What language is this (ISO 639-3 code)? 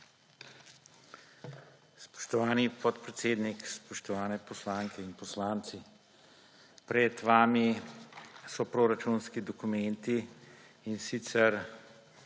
slv